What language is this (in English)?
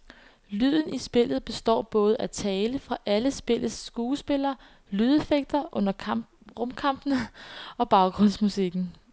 Danish